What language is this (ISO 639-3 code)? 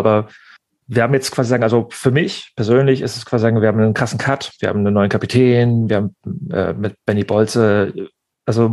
deu